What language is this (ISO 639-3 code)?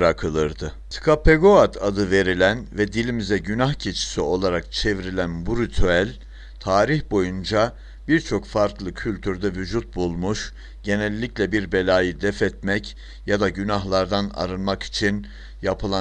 tur